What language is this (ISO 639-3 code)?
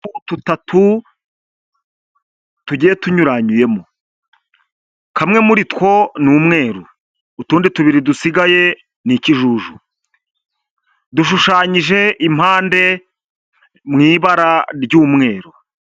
kin